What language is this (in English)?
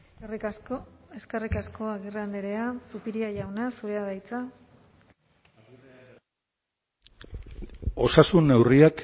Basque